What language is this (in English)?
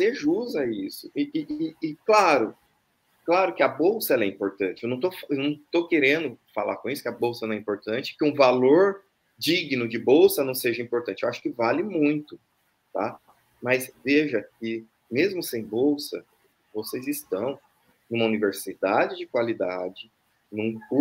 Portuguese